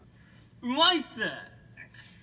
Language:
Japanese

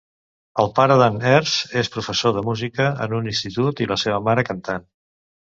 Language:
Catalan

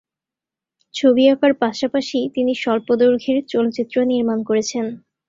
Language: Bangla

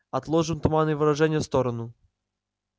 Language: Russian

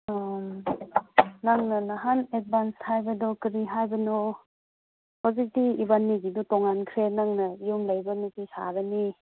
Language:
Manipuri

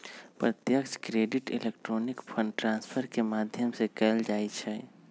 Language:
Magahi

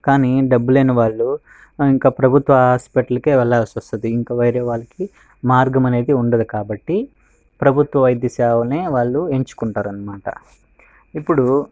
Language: Telugu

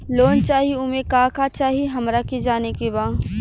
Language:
Bhojpuri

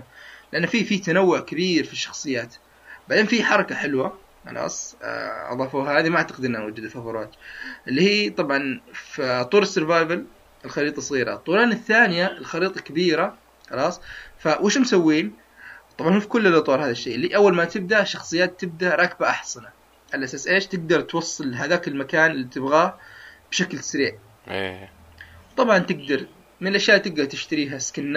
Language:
Arabic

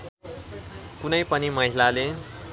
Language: Nepali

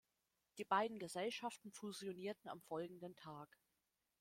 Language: German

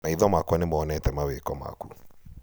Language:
Kikuyu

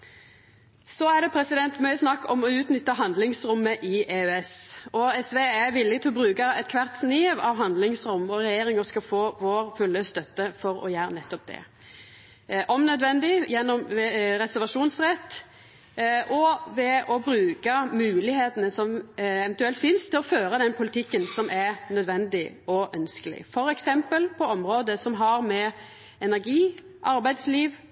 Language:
Norwegian Nynorsk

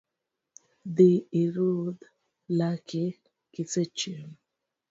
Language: Luo (Kenya and Tanzania)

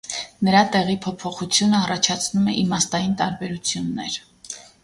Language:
Armenian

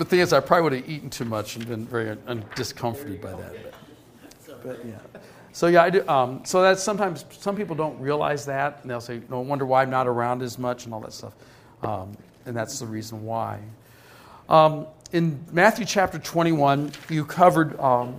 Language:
English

